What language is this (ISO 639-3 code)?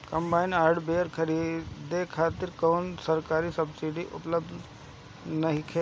bho